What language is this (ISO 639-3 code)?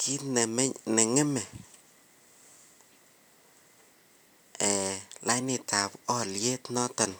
kln